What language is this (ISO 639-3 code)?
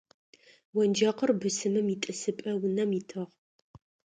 ady